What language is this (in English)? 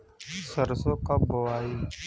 Bhojpuri